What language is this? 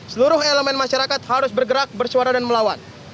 Indonesian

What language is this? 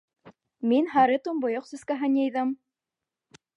Bashkir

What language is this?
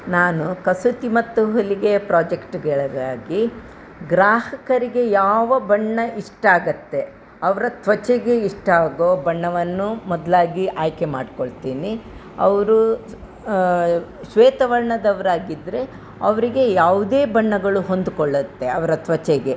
Kannada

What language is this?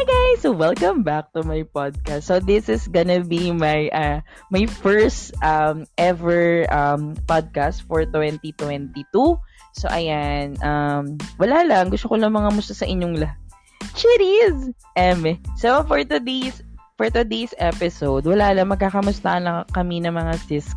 Filipino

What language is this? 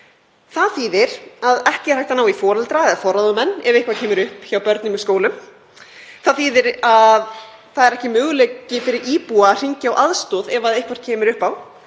Icelandic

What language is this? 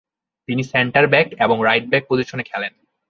Bangla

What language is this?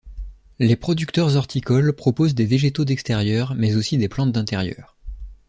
French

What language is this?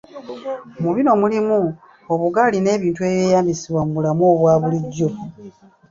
Ganda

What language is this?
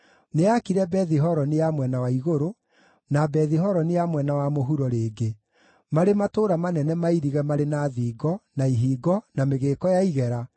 Kikuyu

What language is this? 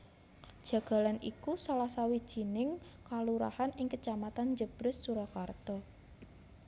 Javanese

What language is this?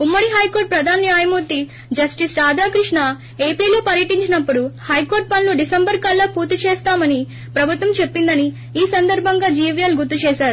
Telugu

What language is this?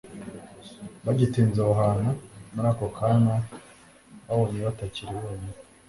Kinyarwanda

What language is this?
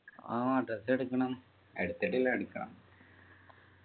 Malayalam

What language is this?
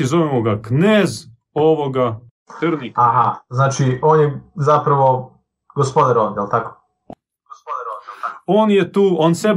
Croatian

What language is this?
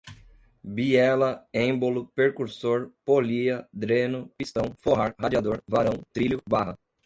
Portuguese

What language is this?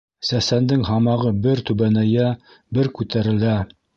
Bashkir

